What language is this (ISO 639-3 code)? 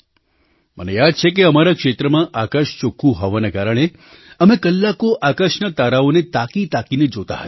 guj